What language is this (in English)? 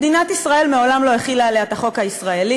Hebrew